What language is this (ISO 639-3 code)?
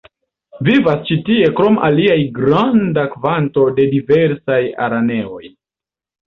epo